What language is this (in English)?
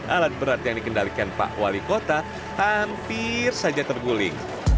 Indonesian